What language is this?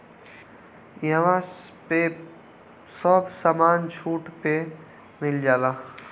Bhojpuri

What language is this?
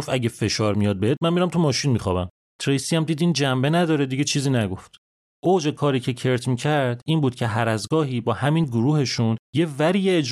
Persian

